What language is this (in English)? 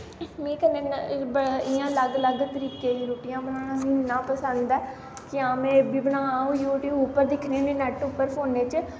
Dogri